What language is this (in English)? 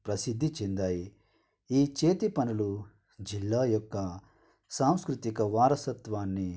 Telugu